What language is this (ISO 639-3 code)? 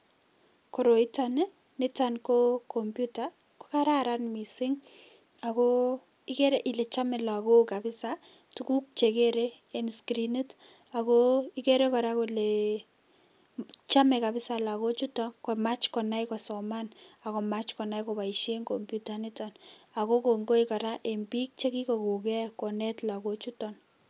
kln